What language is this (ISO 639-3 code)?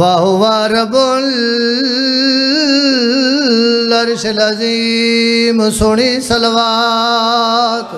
hin